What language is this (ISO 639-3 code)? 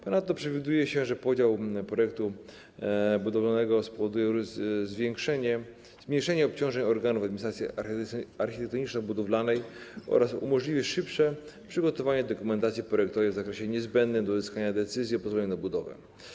pol